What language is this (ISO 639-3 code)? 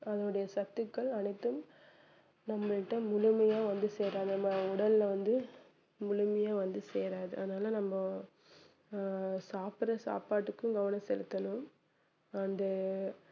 tam